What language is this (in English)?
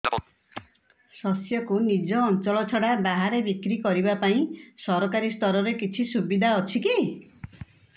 Odia